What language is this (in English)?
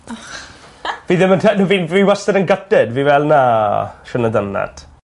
Welsh